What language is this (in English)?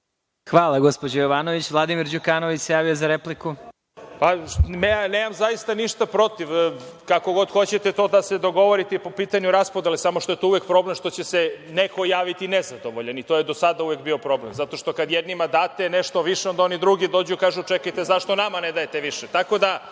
Serbian